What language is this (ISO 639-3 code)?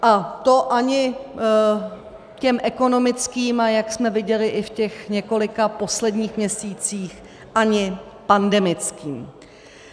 ces